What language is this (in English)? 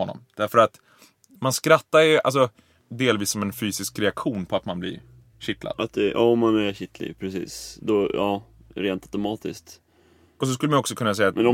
Swedish